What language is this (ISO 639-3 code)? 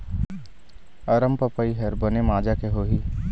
hne